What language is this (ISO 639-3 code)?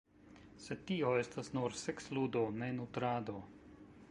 epo